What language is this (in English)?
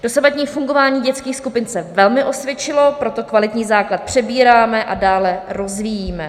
Czech